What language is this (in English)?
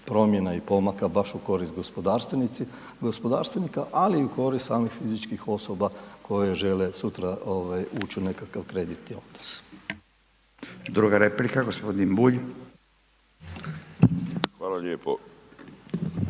Croatian